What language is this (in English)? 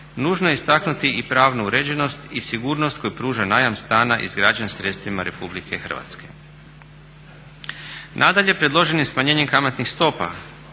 Croatian